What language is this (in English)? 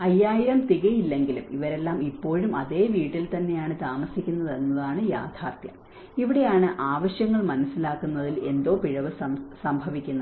Malayalam